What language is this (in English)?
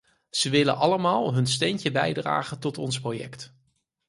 Dutch